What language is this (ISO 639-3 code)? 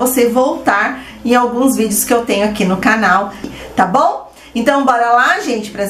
por